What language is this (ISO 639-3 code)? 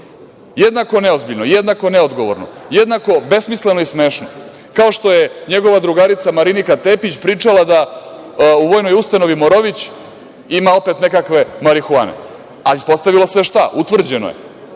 srp